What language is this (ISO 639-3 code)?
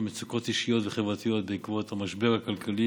heb